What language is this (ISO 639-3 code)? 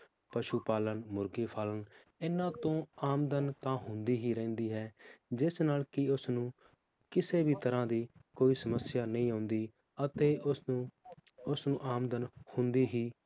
pan